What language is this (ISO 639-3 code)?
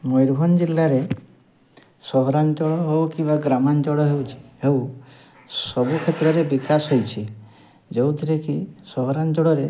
ori